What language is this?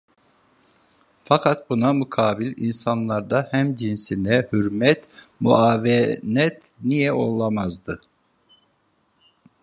Turkish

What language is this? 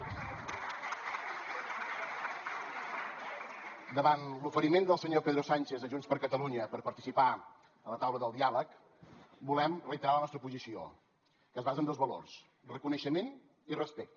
Catalan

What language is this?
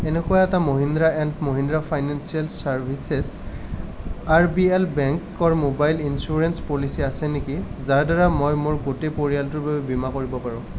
Assamese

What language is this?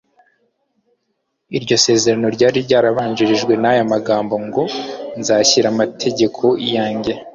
Kinyarwanda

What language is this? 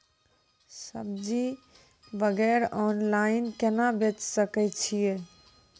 Maithili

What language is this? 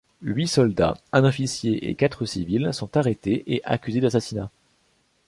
French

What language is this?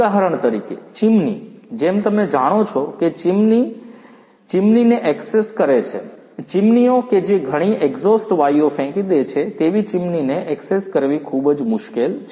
Gujarati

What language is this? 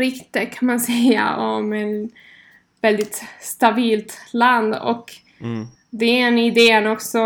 Swedish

